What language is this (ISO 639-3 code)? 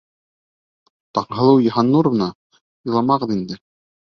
bak